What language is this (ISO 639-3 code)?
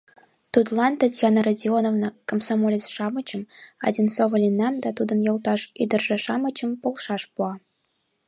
chm